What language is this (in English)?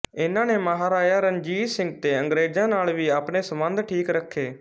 Punjabi